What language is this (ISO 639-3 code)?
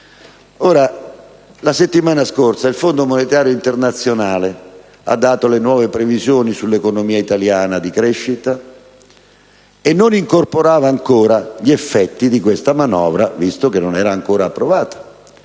ita